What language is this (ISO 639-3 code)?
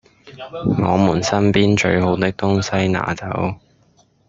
yue